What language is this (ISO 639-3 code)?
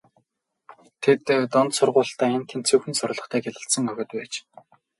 mon